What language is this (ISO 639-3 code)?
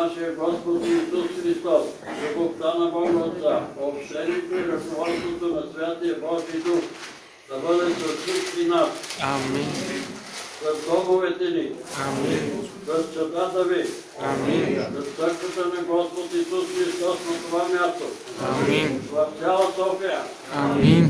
bul